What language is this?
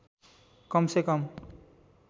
Nepali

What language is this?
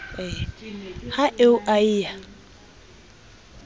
Southern Sotho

